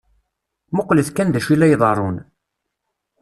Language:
Kabyle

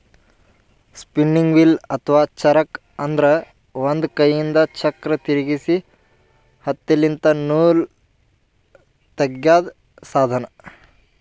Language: Kannada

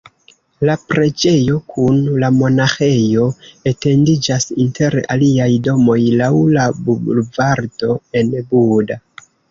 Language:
Esperanto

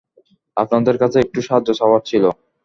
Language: Bangla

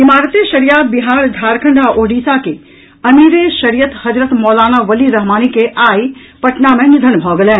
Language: Maithili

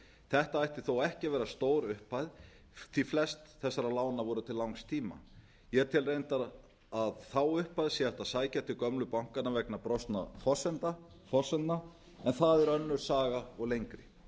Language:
Icelandic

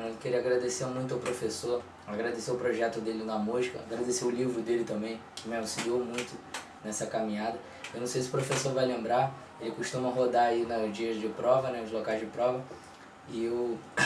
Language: Portuguese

